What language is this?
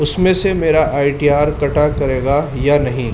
Urdu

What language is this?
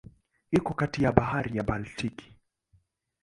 Swahili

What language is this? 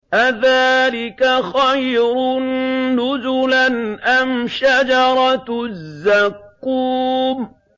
Arabic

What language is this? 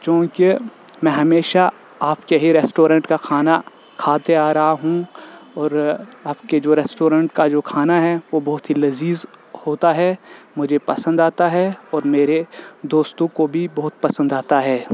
Urdu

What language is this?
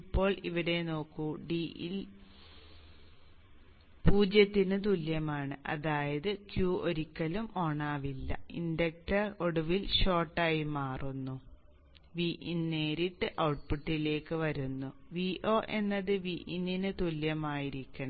Malayalam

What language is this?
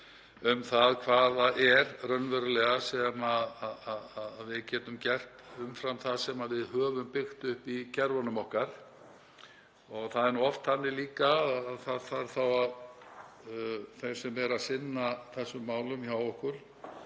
Icelandic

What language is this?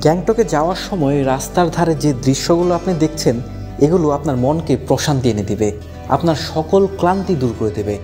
Arabic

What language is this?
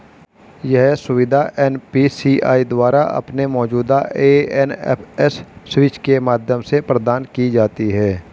Hindi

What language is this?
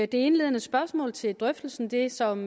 Danish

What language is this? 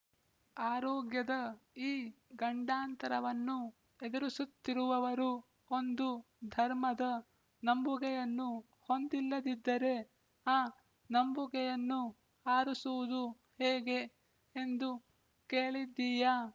Kannada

